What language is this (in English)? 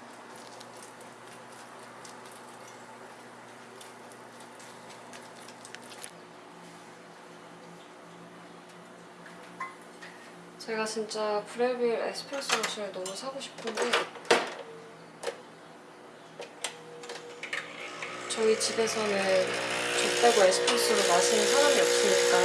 Korean